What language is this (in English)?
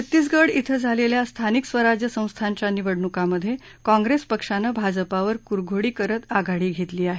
Marathi